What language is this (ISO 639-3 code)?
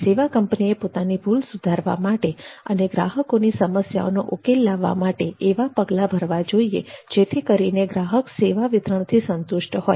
guj